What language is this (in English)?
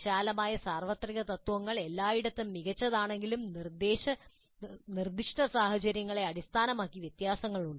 Malayalam